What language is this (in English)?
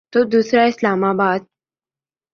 Urdu